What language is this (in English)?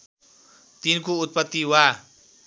Nepali